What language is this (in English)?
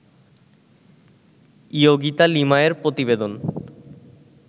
Bangla